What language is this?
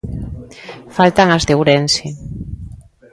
Galician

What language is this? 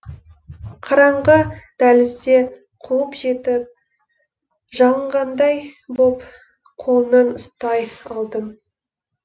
Kazakh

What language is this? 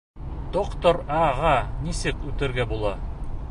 Bashkir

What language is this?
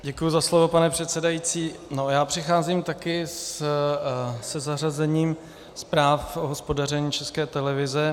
Czech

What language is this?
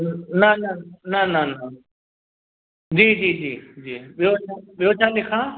Sindhi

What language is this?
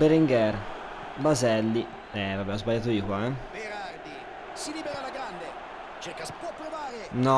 Italian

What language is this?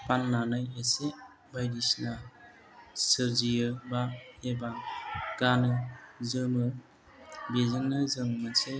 Bodo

